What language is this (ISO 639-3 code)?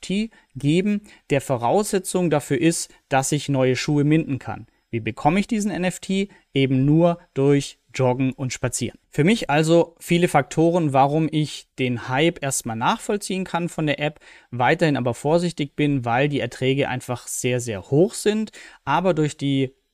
deu